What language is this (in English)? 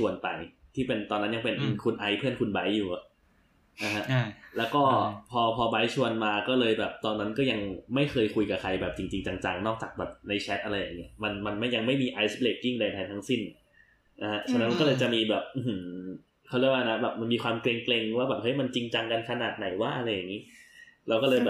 Thai